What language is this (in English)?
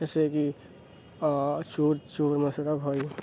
Urdu